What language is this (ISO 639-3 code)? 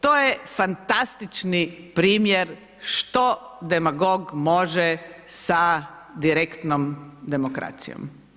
hrv